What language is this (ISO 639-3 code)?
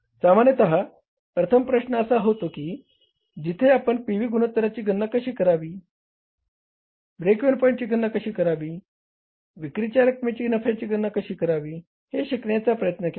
mar